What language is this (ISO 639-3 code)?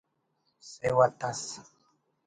brh